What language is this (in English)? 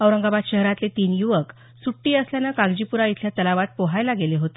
Marathi